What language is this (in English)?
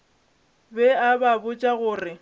Northern Sotho